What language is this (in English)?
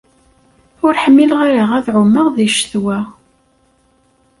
Kabyle